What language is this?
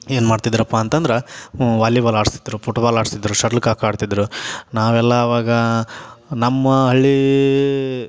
Kannada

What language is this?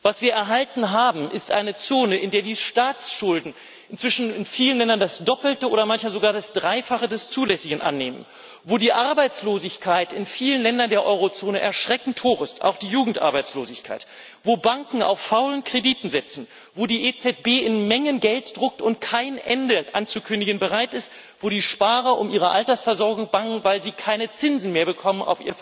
German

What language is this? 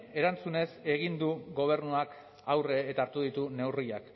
Basque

